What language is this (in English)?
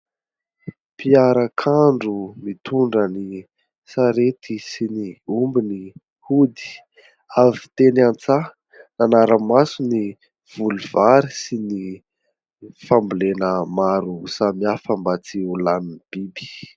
Malagasy